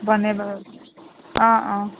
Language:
Assamese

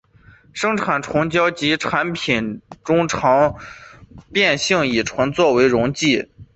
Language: Chinese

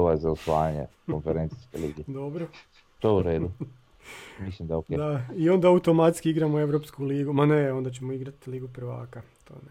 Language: Croatian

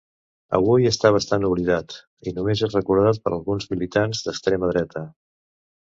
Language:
Catalan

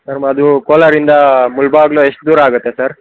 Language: Kannada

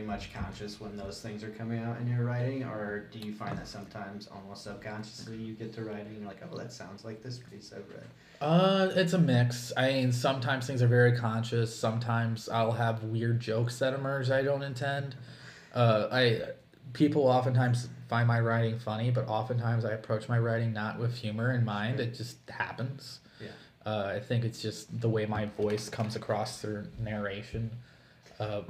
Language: English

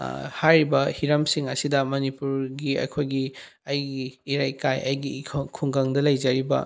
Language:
Manipuri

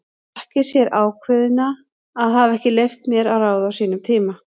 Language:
Icelandic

